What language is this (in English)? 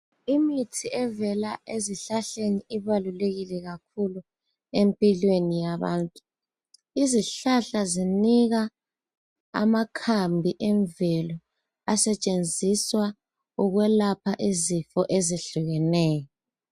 North Ndebele